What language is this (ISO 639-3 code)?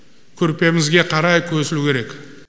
kaz